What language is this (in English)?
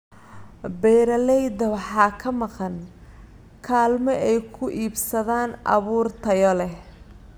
Somali